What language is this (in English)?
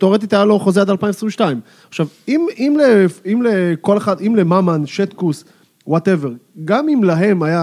Hebrew